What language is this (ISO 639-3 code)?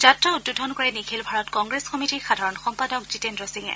asm